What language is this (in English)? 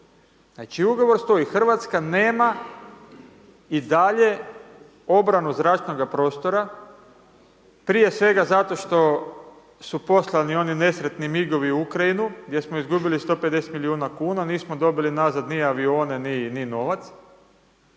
Croatian